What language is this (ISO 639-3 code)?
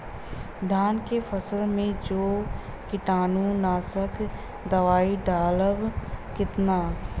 bho